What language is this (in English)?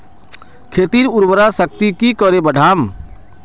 Magahi